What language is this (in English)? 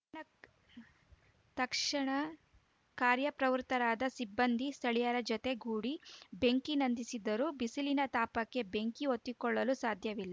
Kannada